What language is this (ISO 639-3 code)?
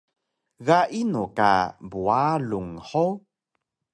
trv